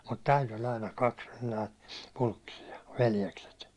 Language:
Finnish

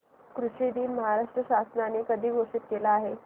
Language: Marathi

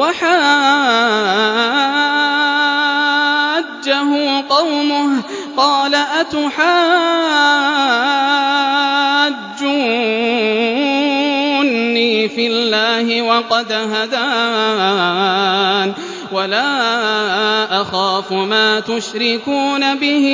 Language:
Arabic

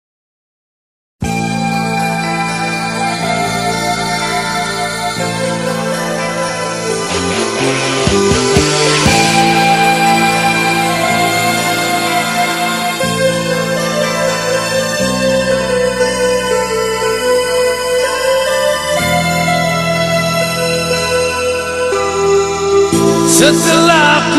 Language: Indonesian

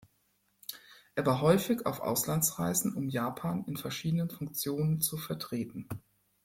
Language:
German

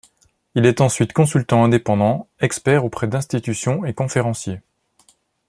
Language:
French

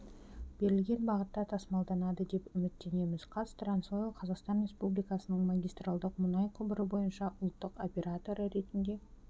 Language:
Kazakh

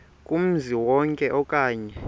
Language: Xhosa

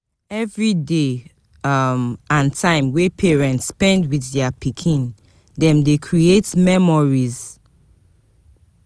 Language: Nigerian Pidgin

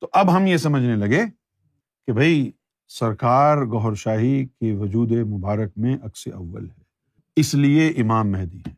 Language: Urdu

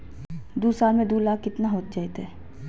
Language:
Magahi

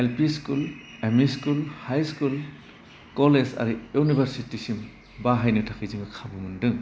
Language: Bodo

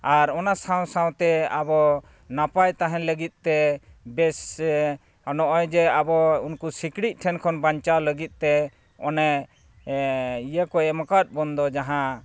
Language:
Santali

